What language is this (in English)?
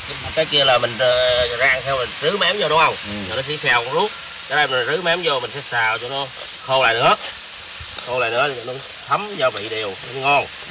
Vietnamese